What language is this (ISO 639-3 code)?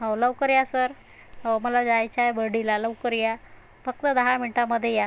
mar